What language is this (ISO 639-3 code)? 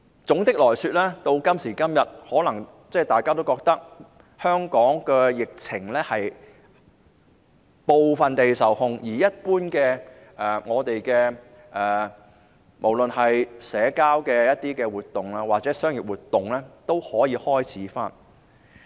yue